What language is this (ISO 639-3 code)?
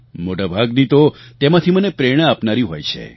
guj